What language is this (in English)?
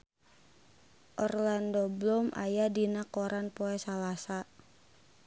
Sundanese